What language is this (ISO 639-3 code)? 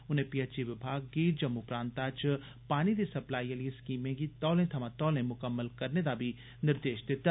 doi